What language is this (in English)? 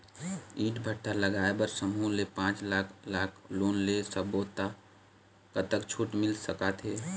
Chhattisgarhi